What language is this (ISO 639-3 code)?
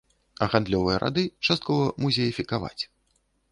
bel